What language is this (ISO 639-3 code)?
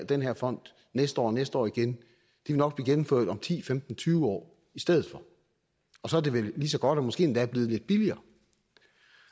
dan